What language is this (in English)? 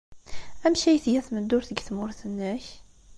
Kabyle